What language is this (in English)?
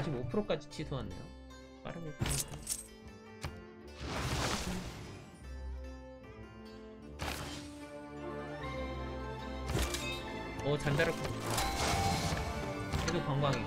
Korean